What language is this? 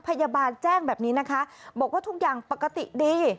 Thai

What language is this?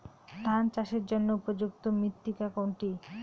Bangla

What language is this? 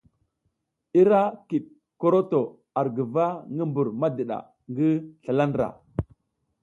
South Giziga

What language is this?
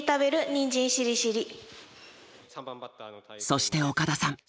Japanese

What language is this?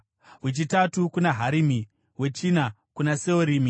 Shona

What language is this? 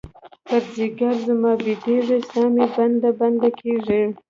Pashto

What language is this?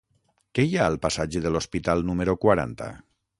Catalan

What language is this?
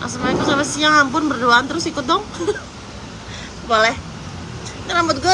Indonesian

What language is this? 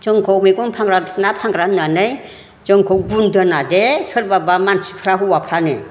Bodo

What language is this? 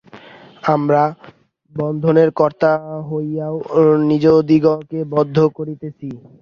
Bangla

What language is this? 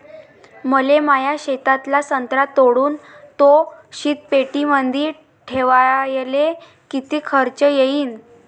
Marathi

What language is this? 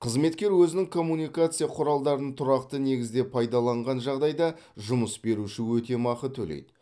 Kazakh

